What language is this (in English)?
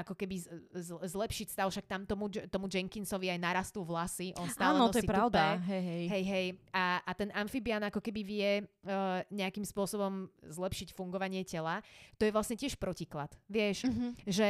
Slovak